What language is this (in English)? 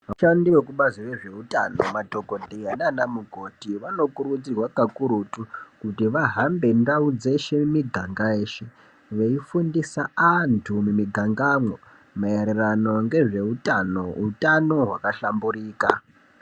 Ndau